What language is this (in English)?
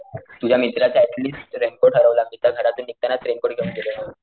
Marathi